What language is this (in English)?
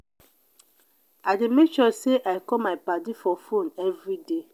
Nigerian Pidgin